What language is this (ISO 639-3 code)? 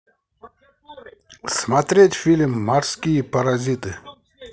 rus